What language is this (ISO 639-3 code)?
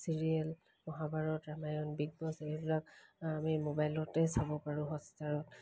asm